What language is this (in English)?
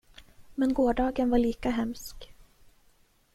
Swedish